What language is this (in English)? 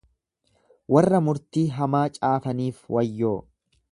Oromo